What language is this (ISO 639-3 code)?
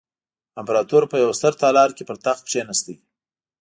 pus